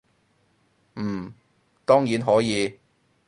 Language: Cantonese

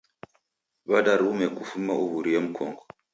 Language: Taita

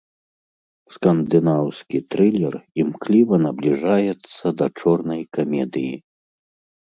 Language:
Belarusian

